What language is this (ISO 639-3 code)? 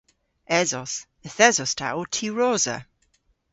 cor